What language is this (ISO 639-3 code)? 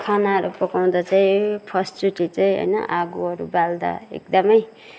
nep